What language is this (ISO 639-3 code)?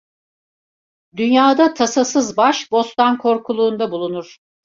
tur